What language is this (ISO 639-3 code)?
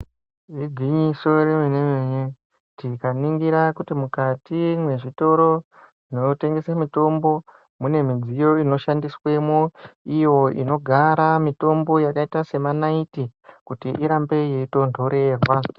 ndc